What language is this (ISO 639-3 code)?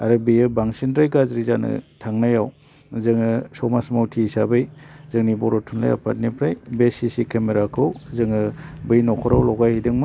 brx